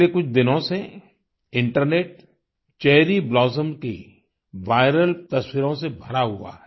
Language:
Hindi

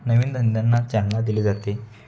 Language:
Marathi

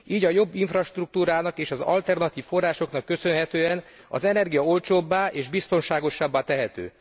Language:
Hungarian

